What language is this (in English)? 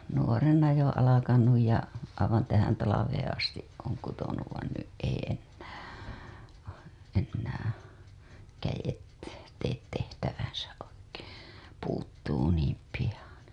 Finnish